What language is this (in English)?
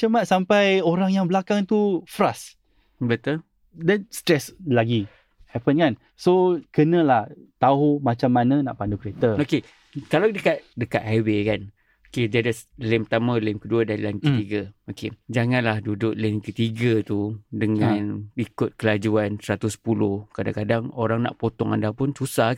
Malay